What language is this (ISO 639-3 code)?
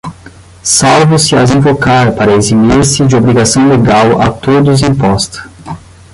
por